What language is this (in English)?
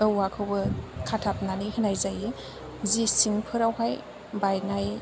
Bodo